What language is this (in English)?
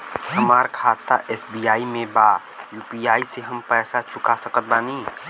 Bhojpuri